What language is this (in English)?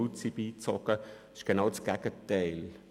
Swiss German